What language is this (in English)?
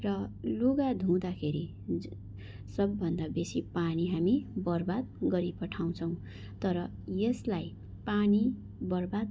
Nepali